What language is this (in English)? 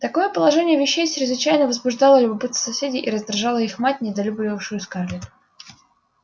Russian